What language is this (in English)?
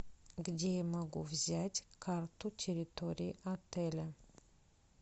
Russian